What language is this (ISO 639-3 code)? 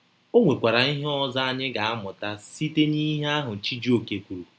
ibo